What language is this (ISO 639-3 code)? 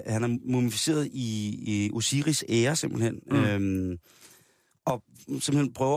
dan